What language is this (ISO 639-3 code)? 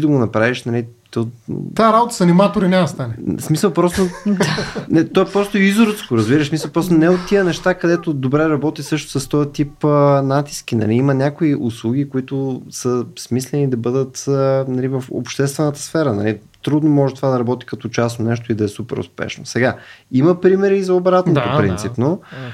bul